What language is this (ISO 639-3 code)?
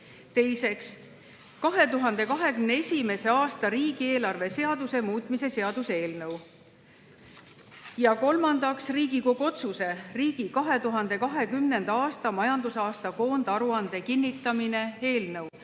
est